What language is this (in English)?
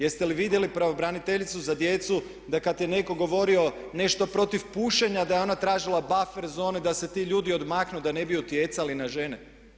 Croatian